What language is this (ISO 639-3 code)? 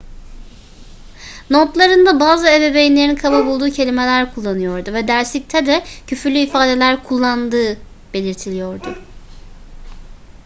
tur